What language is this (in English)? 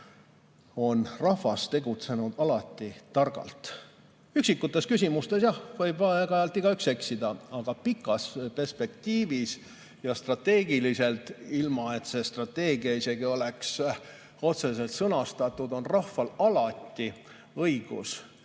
Estonian